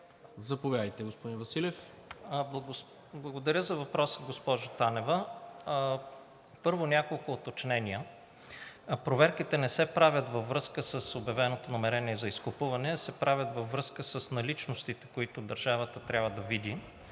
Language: Bulgarian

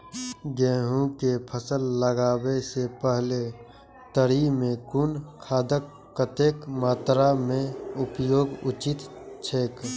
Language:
Maithili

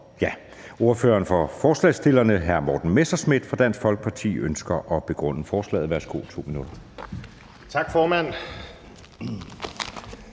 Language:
Danish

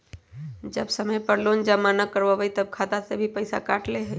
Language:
Magahi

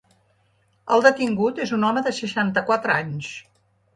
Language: Catalan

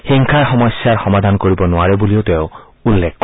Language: Assamese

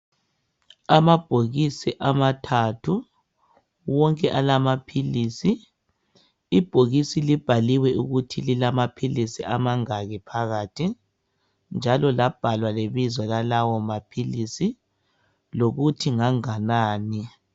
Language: North Ndebele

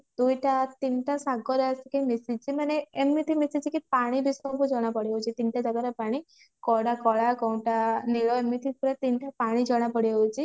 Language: Odia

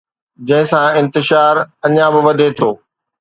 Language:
Sindhi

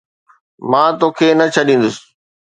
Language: Sindhi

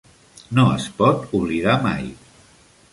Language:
Catalan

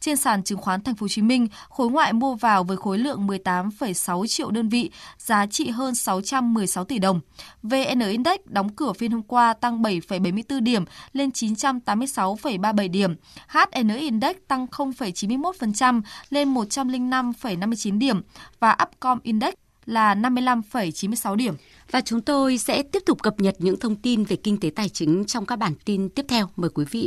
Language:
Vietnamese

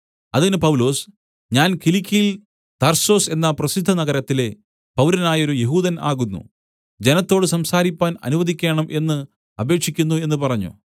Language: Malayalam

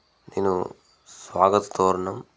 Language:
Telugu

